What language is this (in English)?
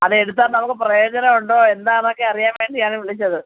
Malayalam